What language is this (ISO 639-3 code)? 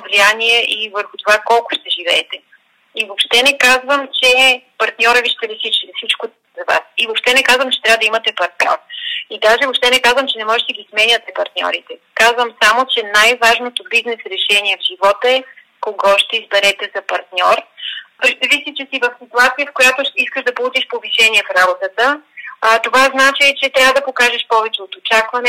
bul